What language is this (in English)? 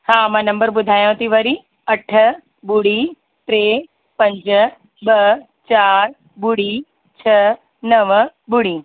Sindhi